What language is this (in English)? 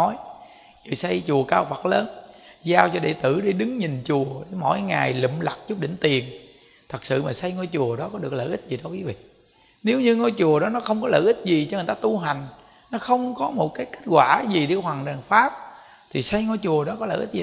Vietnamese